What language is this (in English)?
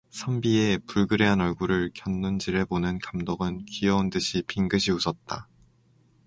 Korean